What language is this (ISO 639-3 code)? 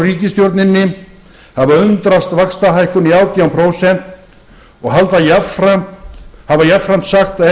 isl